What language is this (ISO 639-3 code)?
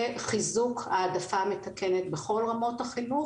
heb